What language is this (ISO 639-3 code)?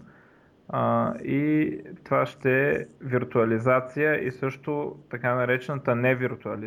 bul